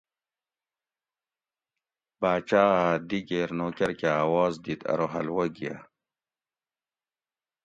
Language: Gawri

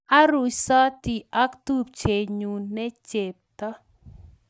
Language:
Kalenjin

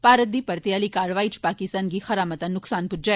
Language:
Dogri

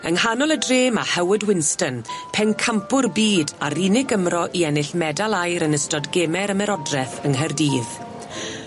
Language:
Welsh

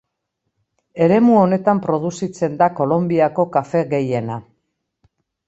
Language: Basque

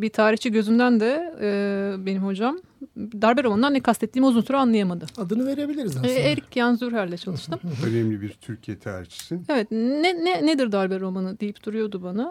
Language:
Turkish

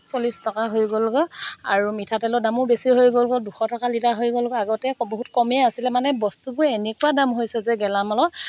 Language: Assamese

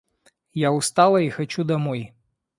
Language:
Russian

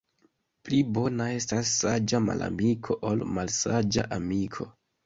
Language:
Esperanto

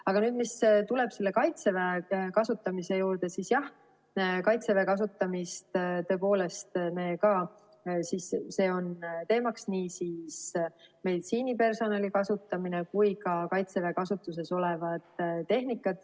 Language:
Estonian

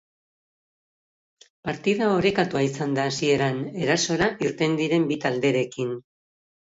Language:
Basque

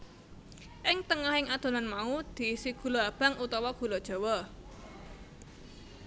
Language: Javanese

